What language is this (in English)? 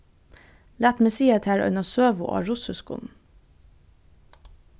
Faroese